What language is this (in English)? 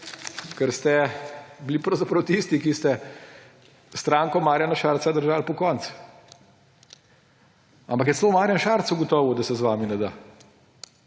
Slovenian